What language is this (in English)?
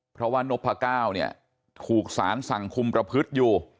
Thai